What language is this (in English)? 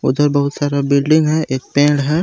Hindi